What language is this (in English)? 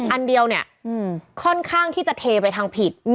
Thai